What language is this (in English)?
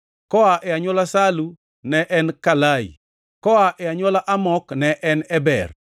Luo (Kenya and Tanzania)